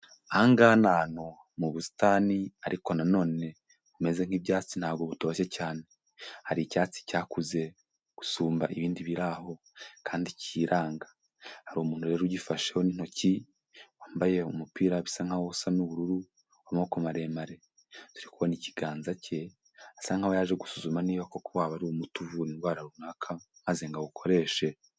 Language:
Kinyarwanda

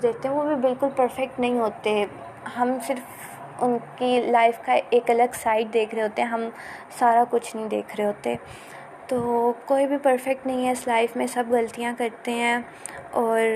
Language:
Urdu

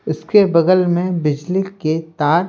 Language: Hindi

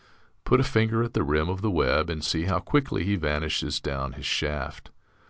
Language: English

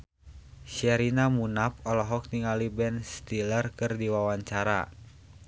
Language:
Sundanese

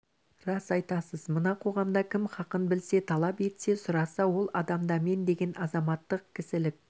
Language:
Kazakh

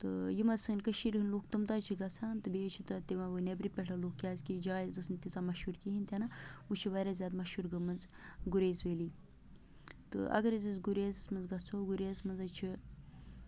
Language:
Kashmiri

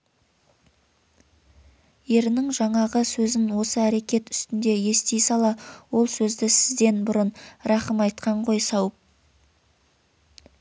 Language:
Kazakh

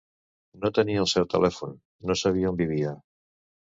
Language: Catalan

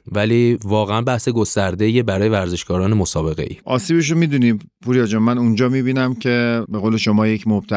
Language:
Persian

